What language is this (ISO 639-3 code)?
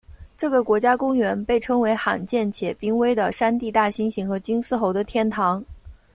zho